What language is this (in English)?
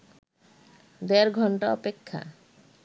Bangla